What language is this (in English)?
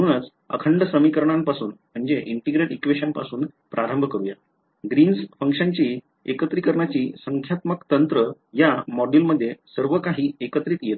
Marathi